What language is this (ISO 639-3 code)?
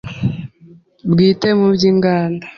kin